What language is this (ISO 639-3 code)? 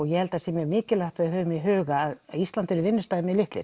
isl